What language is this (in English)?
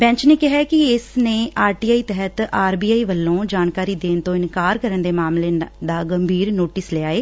Punjabi